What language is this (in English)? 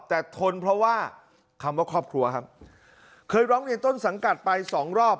Thai